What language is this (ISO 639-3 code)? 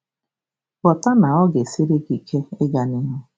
ibo